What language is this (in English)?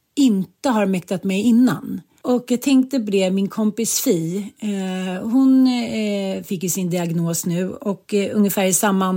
Swedish